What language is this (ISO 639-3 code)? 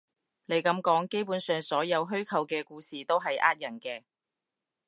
yue